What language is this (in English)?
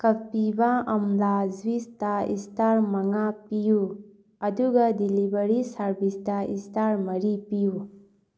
Manipuri